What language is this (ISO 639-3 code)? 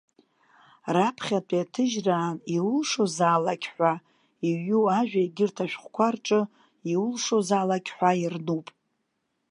abk